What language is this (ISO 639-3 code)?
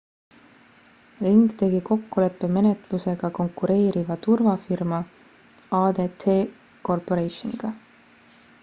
est